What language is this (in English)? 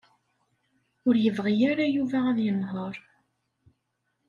Kabyle